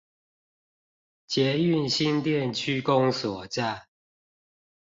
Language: Chinese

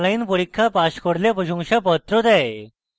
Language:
Bangla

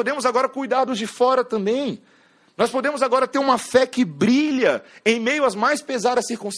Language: Portuguese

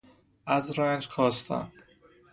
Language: Persian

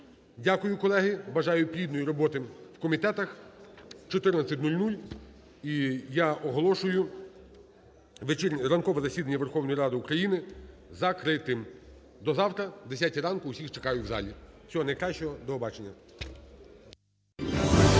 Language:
Ukrainian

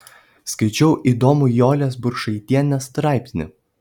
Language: Lithuanian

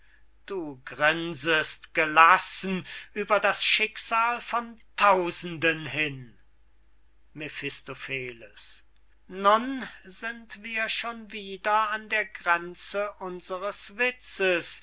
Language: German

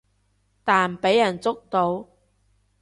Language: Cantonese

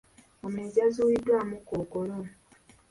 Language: Ganda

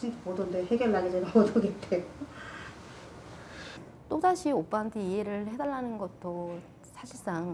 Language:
Korean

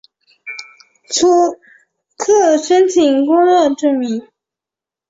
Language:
Chinese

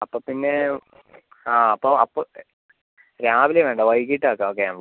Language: Malayalam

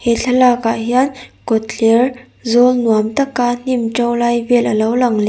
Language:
Mizo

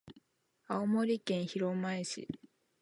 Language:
Japanese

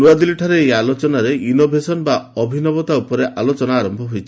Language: Odia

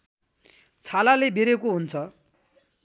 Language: Nepali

